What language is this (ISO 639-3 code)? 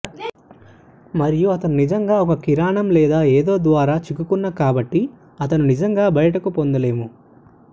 tel